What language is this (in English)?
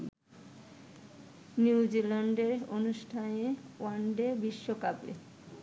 Bangla